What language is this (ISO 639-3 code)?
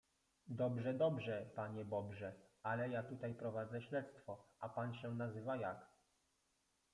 pol